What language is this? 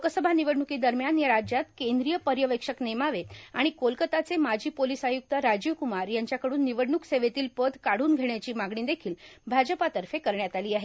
Marathi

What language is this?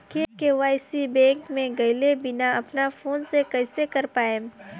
Bhojpuri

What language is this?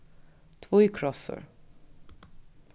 Faroese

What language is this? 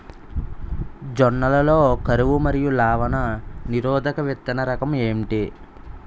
Telugu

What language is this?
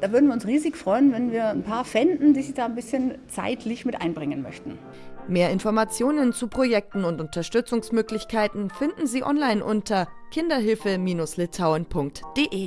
German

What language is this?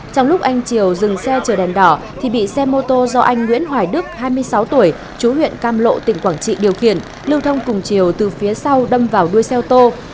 Vietnamese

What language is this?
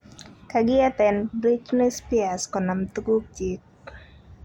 Kalenjin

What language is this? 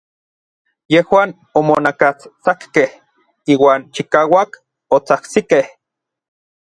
Orizaba Nahuatl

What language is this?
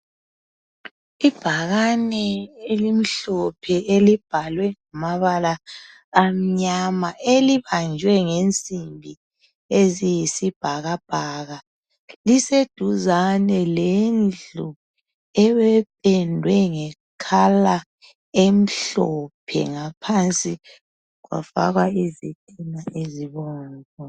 North Ndebele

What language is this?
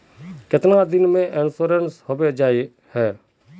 Magahi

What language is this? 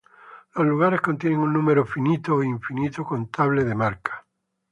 Spanish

